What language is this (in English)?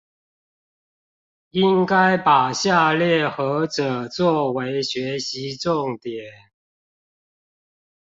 Chinese